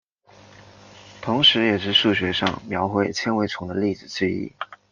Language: Chinese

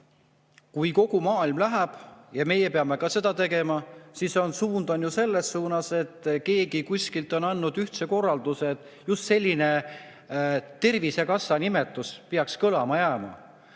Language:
Estonian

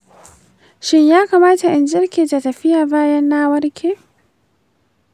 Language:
Hausa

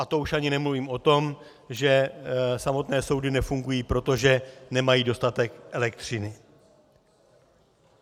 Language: Czech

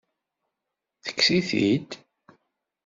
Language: Kabyle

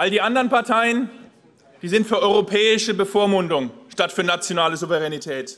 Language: German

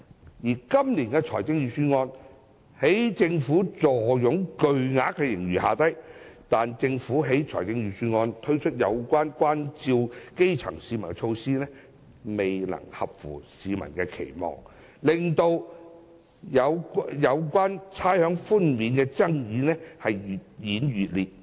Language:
Cantonese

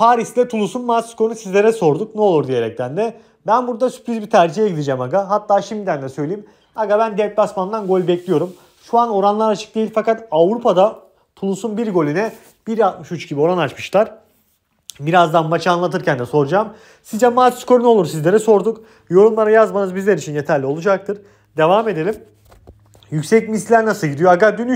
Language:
Turkish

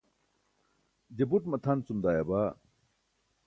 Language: Burushaski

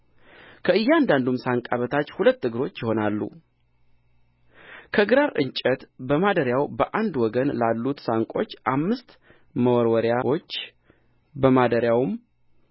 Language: Amharic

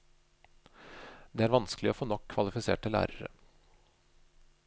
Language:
Norwegian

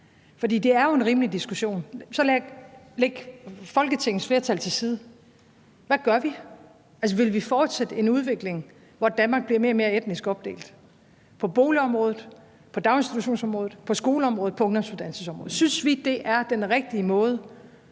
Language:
Danish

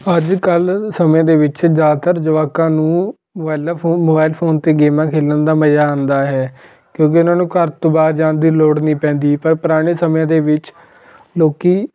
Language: Punjabi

